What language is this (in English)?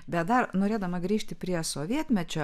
Lithuanian